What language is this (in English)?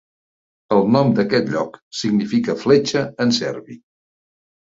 Catalan